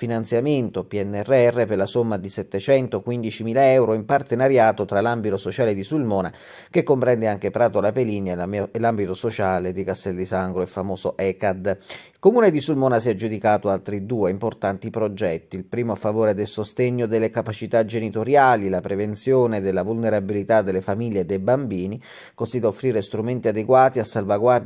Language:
Italian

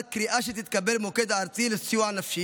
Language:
Hebrew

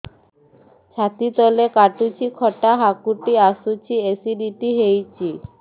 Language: Odia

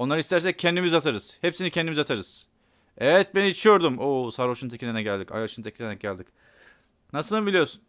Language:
Turkish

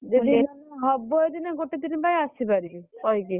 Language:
Odia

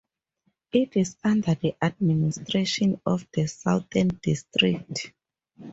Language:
English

